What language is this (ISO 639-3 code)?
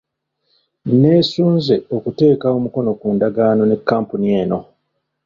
lug